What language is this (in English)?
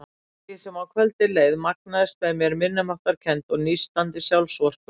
Icelandic